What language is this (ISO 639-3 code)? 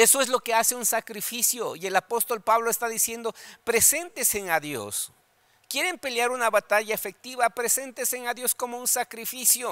spa